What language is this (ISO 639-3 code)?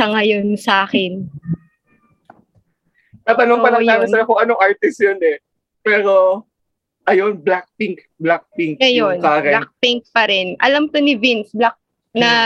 fil